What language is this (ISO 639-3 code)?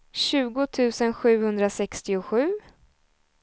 swe